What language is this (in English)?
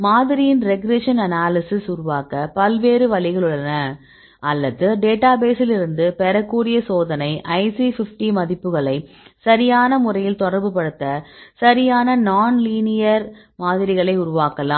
Tamil